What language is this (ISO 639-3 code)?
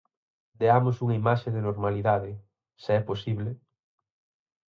glg